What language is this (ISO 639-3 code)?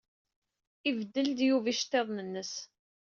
kab